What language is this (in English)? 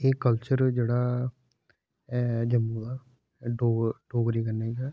Dogri